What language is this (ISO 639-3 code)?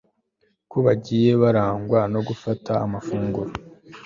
kin